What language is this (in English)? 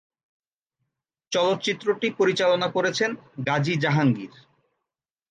Bangla